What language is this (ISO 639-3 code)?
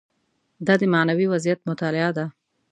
pus